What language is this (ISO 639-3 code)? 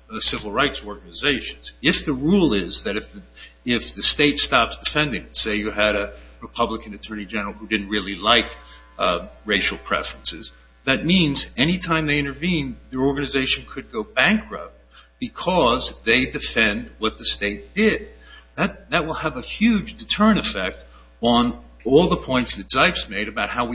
eng